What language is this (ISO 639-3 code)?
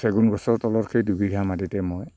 asm